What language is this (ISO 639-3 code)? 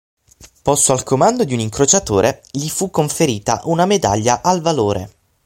ita